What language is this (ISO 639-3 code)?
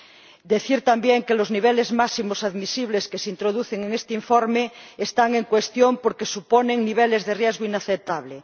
spa